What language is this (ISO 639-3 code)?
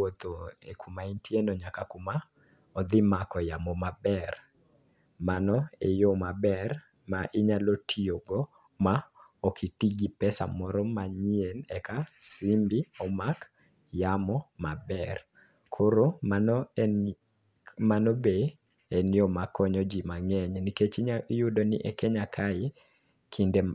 luo